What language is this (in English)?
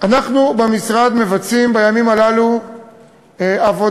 Hebrew